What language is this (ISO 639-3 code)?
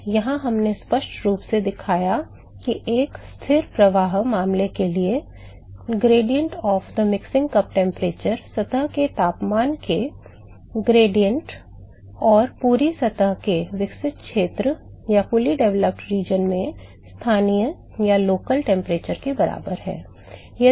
hin